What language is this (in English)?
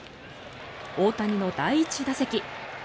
Japanese